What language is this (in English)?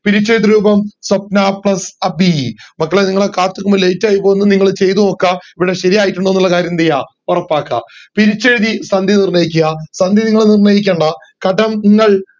Malayalam